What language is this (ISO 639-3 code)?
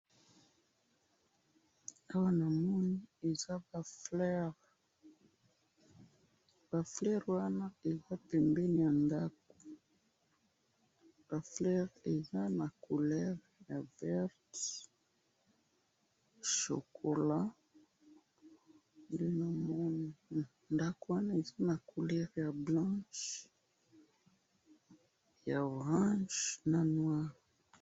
lin